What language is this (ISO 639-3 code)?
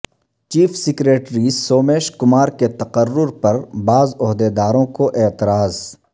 urd